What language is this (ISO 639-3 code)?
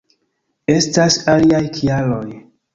epo